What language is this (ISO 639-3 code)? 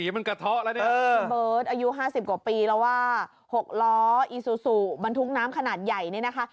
tha